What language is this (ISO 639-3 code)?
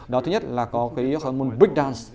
vie